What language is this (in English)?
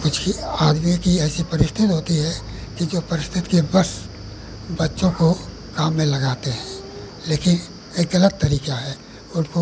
Hindi